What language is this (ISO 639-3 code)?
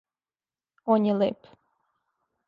srp